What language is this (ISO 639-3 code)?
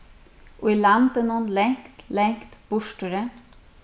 fao